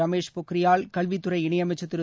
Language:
Tamil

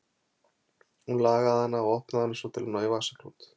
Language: Icelandic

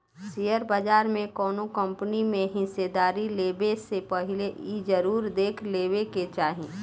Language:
Bhojpuri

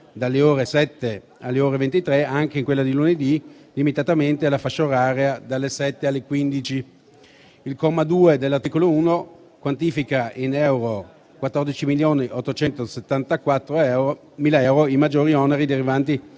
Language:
Italian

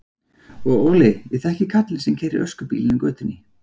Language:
Icelandic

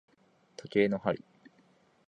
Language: Japanese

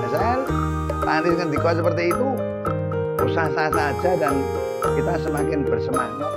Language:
Indonesian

